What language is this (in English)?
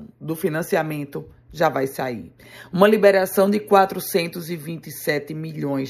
Portuguese